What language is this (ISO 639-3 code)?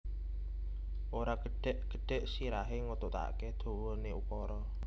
jav